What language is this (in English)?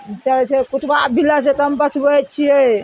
Maithili